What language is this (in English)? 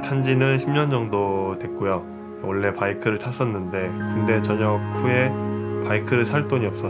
Korean